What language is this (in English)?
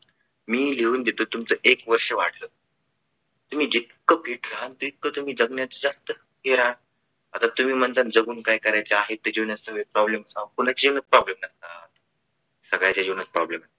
Marathi